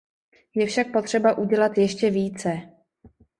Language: Czech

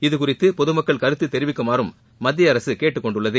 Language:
Tamil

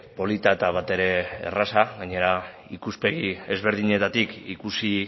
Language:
Basque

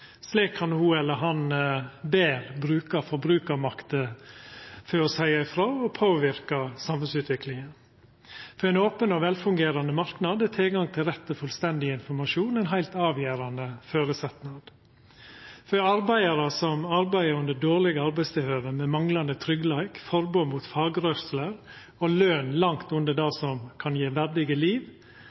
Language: Norwegian Nynorsk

